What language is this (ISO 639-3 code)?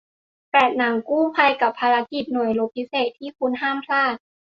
tha